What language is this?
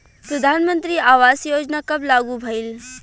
Bhojpuri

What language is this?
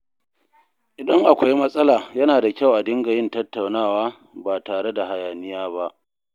Hausa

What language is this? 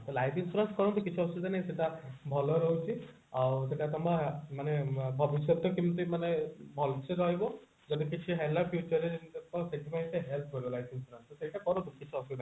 Odia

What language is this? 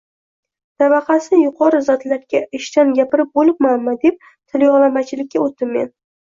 Uzbek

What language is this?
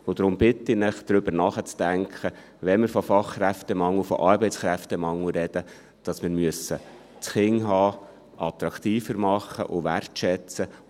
Swiss German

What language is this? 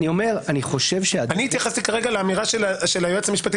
Hebrew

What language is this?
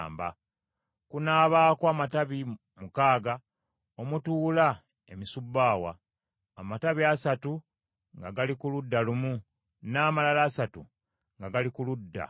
Ganda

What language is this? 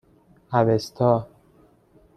Persian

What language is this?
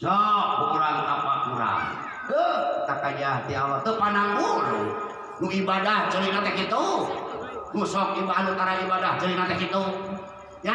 Indonesian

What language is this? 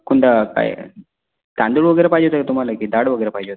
Marathi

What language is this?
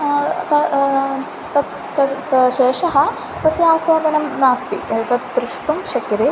Sanskrit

